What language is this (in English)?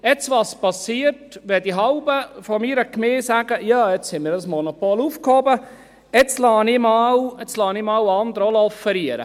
Swiss German